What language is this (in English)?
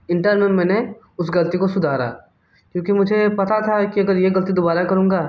Hindi